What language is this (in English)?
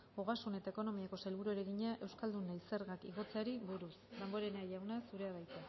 Basque